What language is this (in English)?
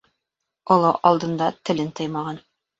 Bashkir